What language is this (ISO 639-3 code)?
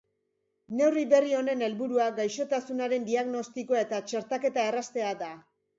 eus